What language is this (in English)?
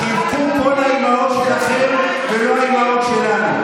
Hebrew